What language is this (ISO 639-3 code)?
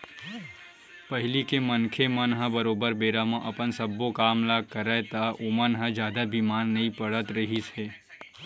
hne